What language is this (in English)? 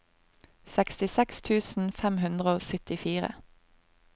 Norwegian